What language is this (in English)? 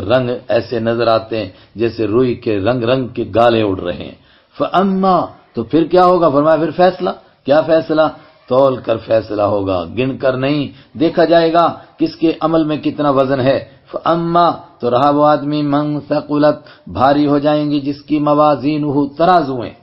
Arabic